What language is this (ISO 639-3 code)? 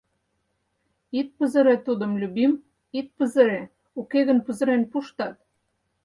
chm